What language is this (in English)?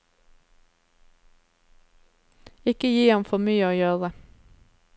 Norwegian